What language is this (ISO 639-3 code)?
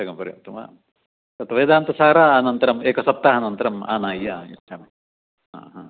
san